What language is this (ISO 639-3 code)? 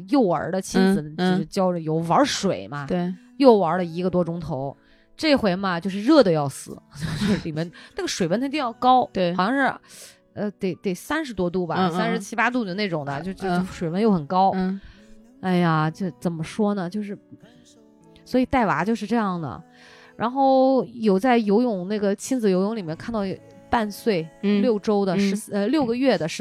zho